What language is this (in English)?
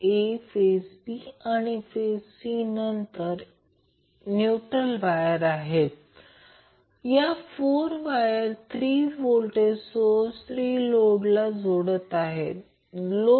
Marathi